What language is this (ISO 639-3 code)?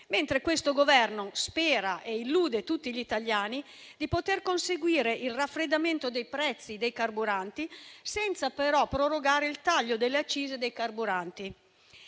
ita